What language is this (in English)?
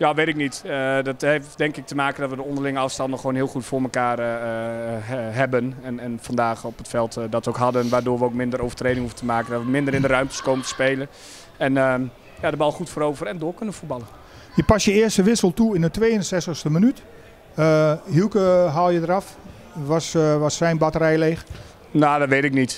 Dutch